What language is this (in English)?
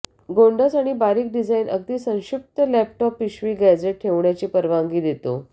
Marathi